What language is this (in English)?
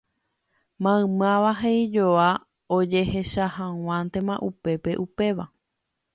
Guarani